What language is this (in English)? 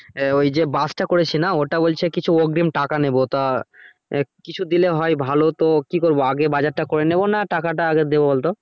Bangla